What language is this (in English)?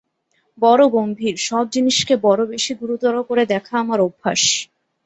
Bangla